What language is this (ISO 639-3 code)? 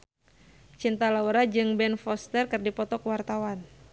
sun